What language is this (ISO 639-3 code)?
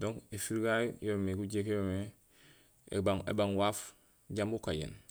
gsl